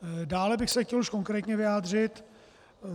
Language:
Czech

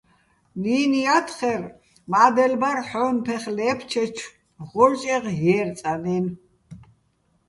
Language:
Bats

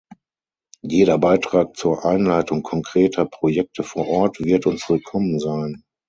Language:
German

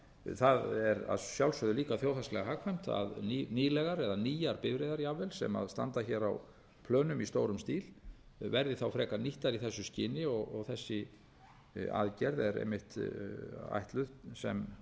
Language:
Icelandic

